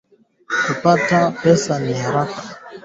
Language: Swahili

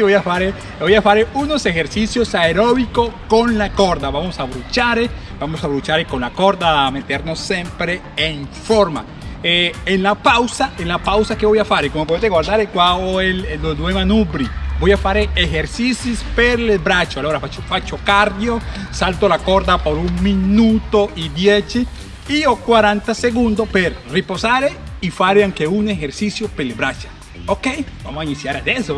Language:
Spanish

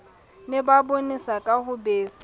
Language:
Southern Sotho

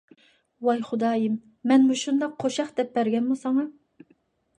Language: Uyghur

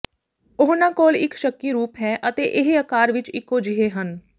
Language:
Punjabi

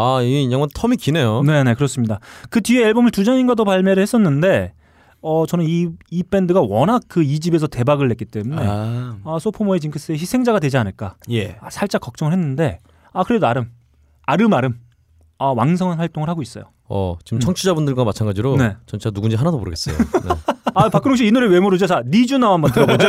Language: Korean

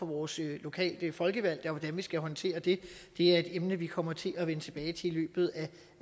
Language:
Danish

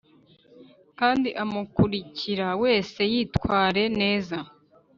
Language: Kinyarwanda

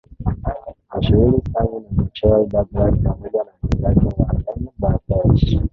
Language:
Swahili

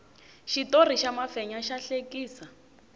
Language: Tsonga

